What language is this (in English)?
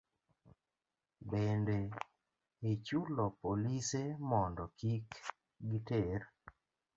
Luo (Kenya and Tanzania)